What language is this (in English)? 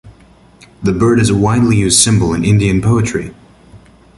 English